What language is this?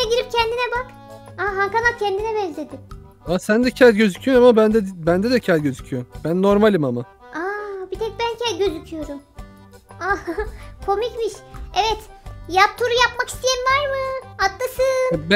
Turkish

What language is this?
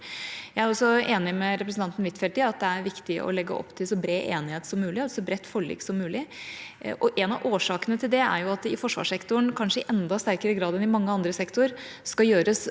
Norwegian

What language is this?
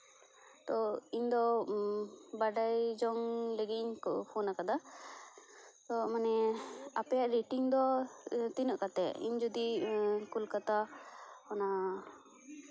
Santali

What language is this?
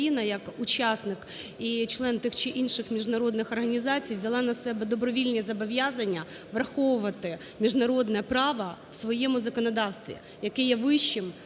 Ukrainian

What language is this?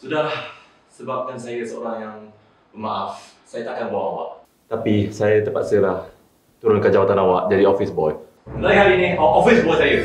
Malay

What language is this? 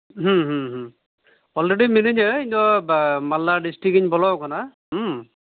Santali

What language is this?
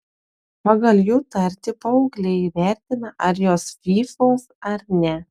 Lithuanian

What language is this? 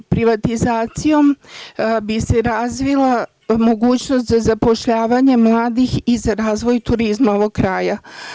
Serbian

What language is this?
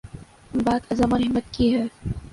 Urdu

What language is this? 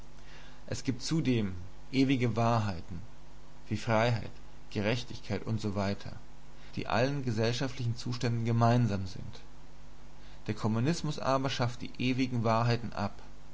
German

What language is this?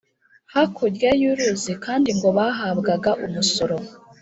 Kinyarwanda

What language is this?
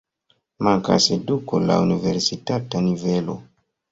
Esperanto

